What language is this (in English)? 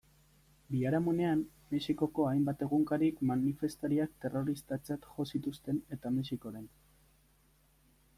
Basque